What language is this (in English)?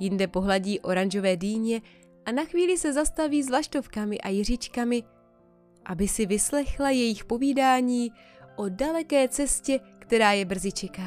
Czech